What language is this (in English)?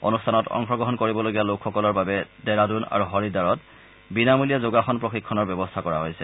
Assamese